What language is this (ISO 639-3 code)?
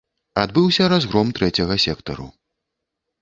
bel